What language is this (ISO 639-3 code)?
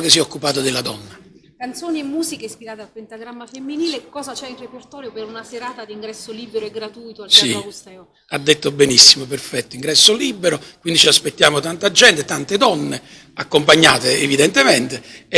ita